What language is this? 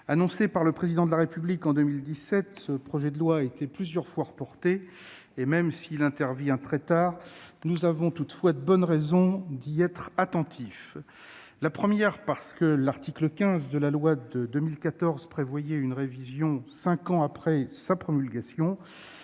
French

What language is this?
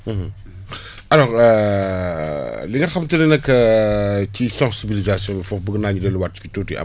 Wolof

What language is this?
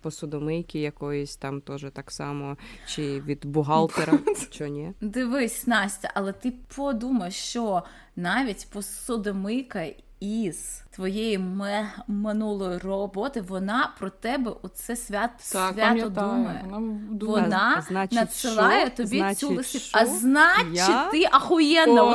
Ukrainian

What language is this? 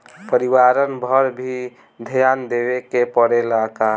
Bhojpuri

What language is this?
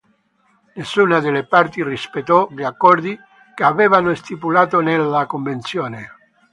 Italian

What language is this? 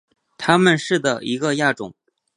Chinese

